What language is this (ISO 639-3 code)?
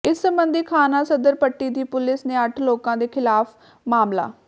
pan